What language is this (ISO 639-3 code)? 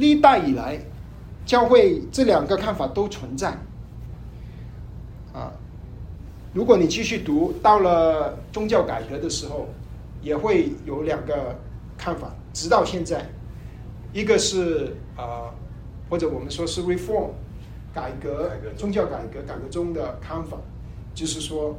zho